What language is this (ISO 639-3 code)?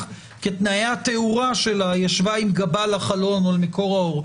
heb